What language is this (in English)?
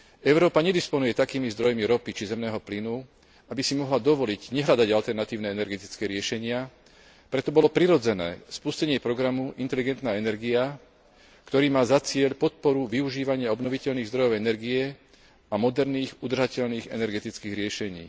Slovak